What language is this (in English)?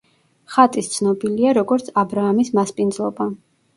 Georgian